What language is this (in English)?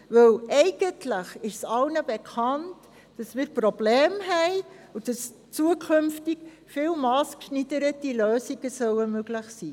Swiss German